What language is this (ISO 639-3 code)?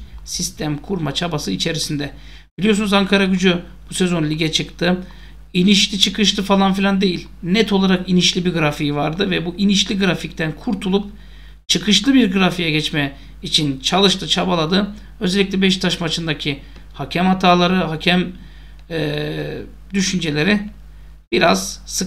tur